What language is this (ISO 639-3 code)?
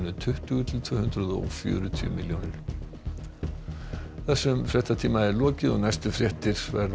isl